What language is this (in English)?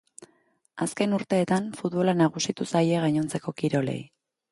Basque